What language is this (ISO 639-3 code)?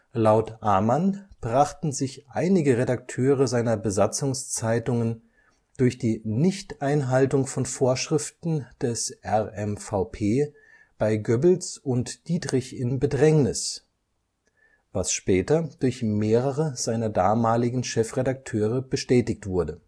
deu